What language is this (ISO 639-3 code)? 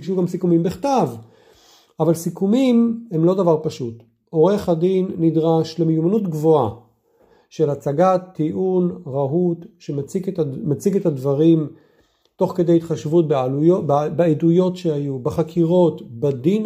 heb